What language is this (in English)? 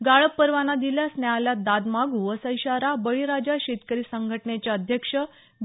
Marathi